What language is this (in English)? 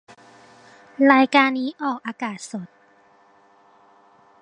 Thai